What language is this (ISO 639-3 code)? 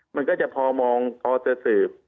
tha